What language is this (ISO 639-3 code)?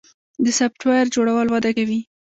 pus